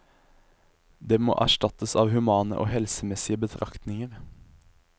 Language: Norwegian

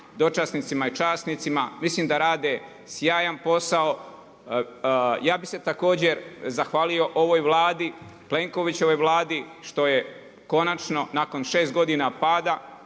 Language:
Croatian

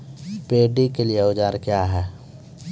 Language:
Maithili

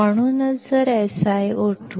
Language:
Marathi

